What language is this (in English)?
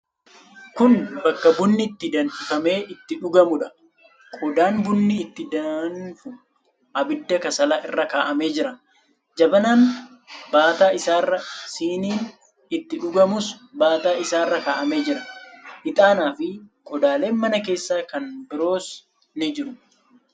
Oromo